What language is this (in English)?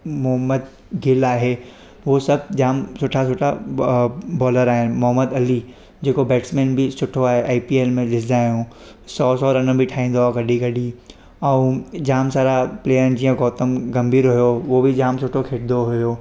Sindhi